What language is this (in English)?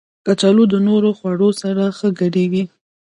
Pashto